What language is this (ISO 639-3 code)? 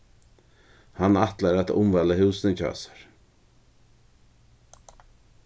fao